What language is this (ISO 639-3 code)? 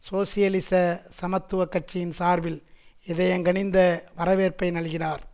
tam